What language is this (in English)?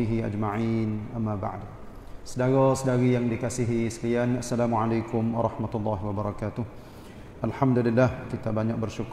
Malay